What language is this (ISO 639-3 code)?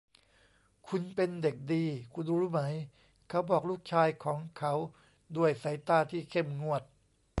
tha